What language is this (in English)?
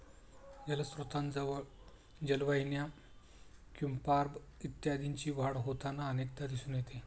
Marathi